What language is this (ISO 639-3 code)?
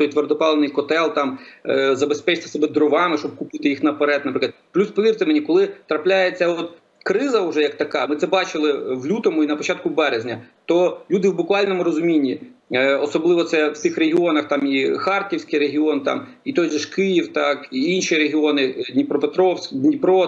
ukr